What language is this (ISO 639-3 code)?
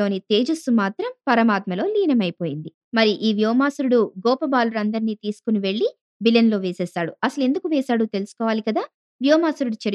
tel